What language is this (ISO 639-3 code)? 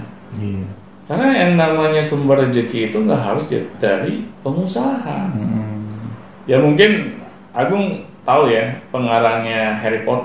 ind